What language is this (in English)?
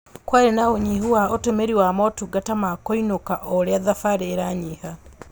Kikuyu